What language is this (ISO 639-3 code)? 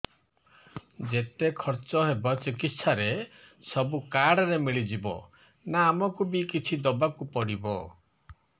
ori